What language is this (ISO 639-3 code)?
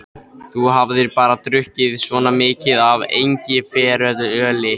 isl